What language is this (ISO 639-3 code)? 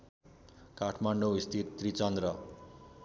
nep